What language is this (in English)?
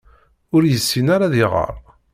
Kabyle